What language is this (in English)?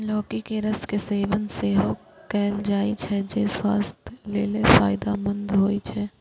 Maithili